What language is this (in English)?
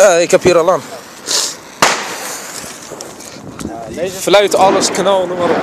Dutch